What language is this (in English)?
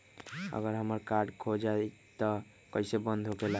Magahi